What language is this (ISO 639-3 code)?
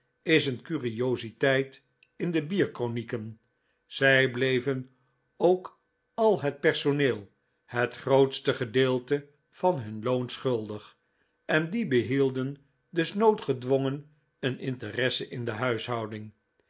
nld